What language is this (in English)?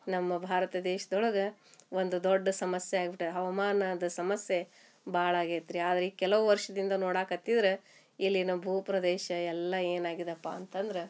Kannada